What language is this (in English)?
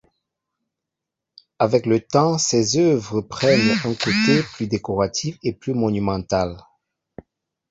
French